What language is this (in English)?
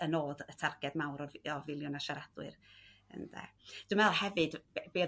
Welsh